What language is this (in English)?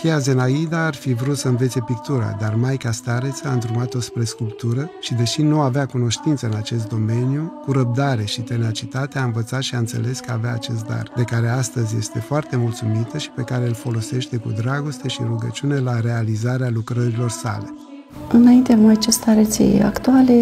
Romanian